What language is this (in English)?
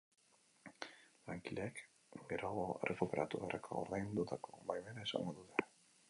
Basque